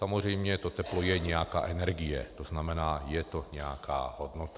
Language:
Czech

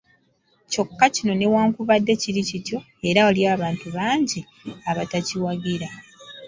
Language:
Ganda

